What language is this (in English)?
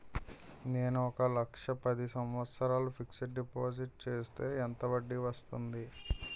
Telugu